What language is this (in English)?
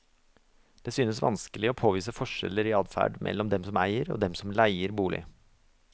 Norwegian